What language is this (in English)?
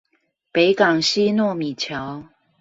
Chinese